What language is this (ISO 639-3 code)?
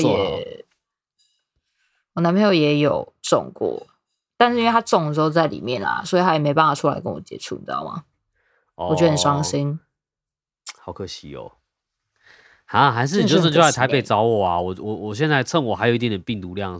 zho